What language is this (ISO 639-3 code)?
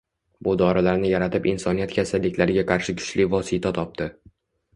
uzb